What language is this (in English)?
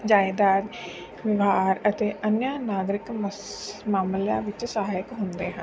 Punjabi